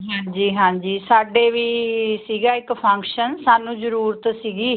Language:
Punjabi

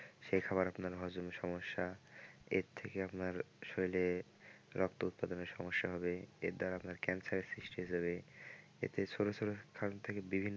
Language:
Bangla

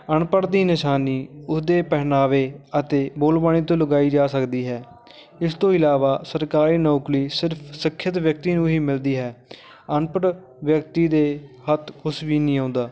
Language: Punjabi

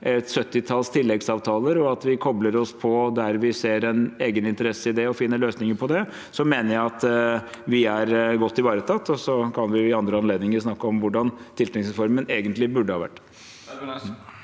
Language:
Norwegian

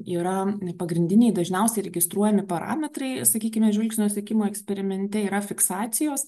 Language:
Lithuanian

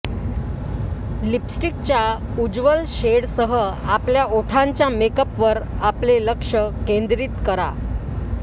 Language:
Marathi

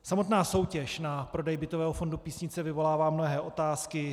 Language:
Czech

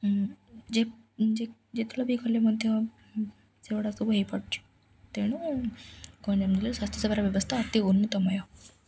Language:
Odia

